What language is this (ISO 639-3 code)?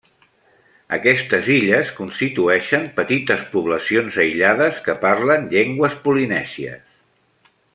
cat